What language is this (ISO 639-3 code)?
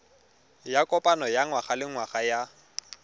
tsn